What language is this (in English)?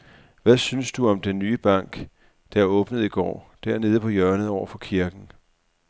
Danish